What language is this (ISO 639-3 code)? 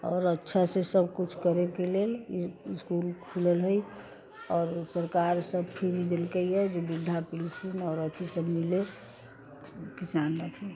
mai